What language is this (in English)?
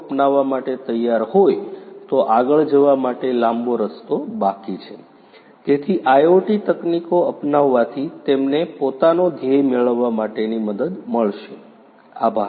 Gujarati